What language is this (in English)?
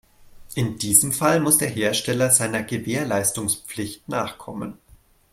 German